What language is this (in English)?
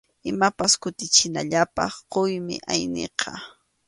Arequipa-La Unión Quechua